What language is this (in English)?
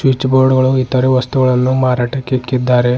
Kannada